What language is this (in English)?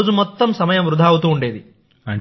Telugu